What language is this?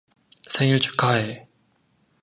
Korean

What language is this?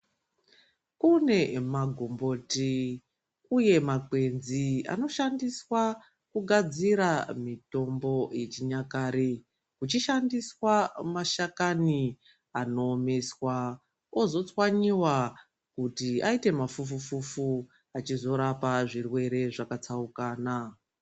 Ndau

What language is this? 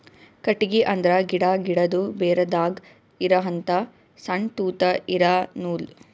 Kannada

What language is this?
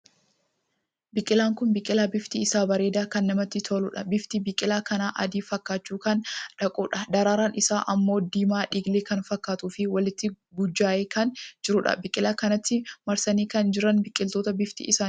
Oromo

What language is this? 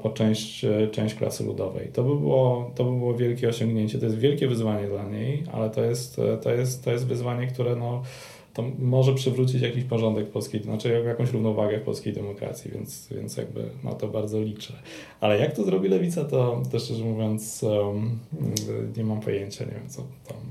Polish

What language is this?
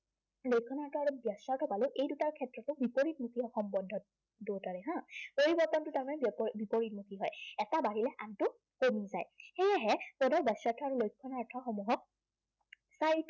Assamese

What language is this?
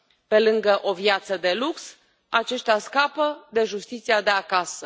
Romanian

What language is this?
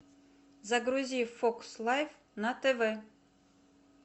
Russian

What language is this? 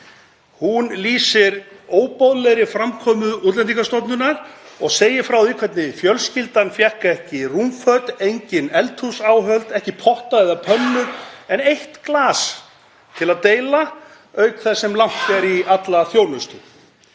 Icelandic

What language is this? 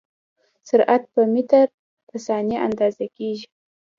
Pashto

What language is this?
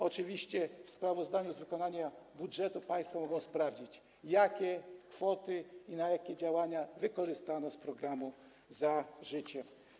Polish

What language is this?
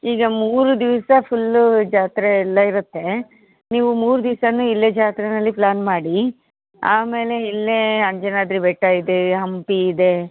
Kannada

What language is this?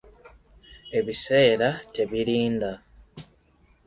Ganda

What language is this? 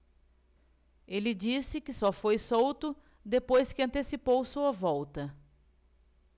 Portuguese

